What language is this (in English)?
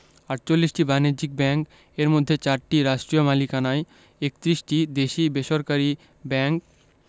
Bangla